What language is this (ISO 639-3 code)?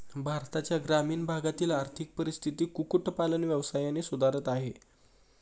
mar